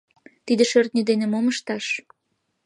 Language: Mari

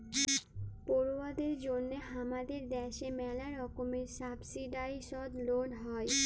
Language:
Bangla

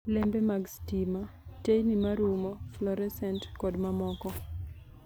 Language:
Luo (Kenya and Tanzania)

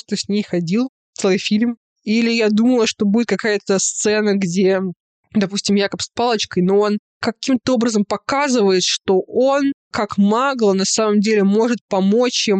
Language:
Russian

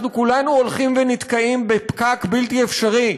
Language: Hebrew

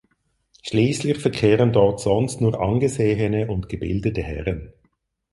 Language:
German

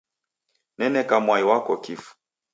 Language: Taita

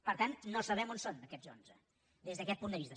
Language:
Catalan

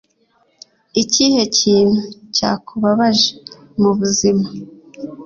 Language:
Kinyarwanda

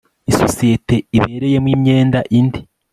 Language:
Kinyarwanda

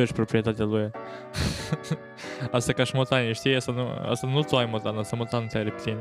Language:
Romanian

